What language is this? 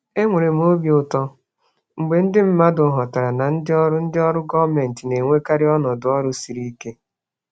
Igbo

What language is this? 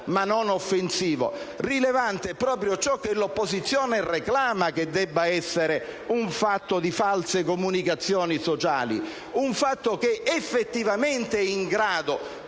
Italian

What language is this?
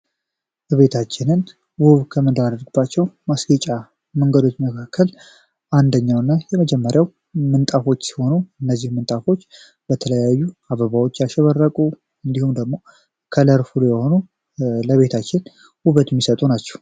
Amharic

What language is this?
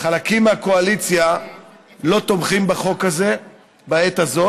Hebrew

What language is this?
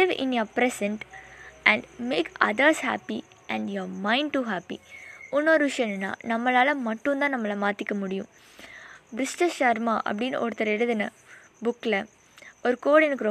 Tamil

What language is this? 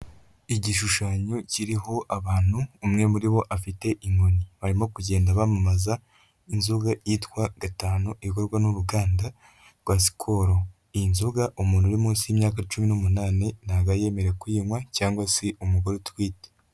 Kinyarwanda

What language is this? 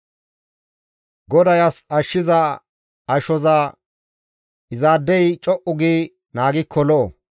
Gamo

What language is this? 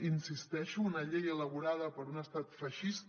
Catalan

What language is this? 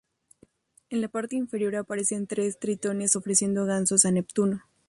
Spanish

